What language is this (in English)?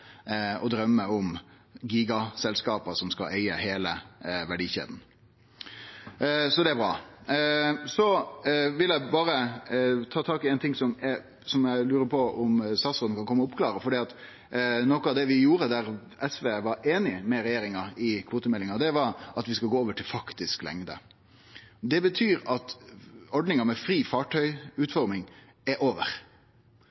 Norwegian Nynorsk